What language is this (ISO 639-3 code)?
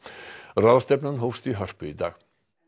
isl